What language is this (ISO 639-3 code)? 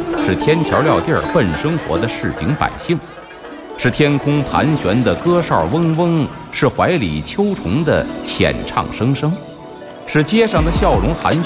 zho